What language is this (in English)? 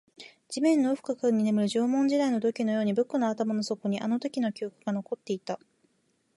Japanese